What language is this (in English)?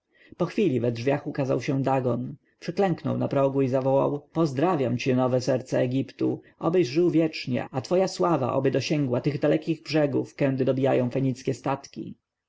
Polish